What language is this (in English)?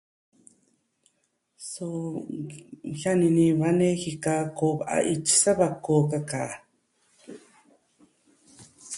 Southwestern Tlaxiaco Mixtec